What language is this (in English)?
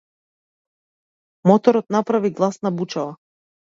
Macedonian